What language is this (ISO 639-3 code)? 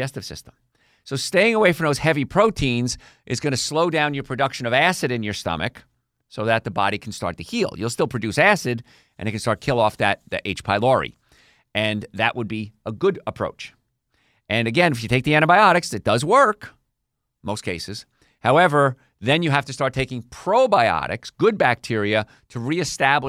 eng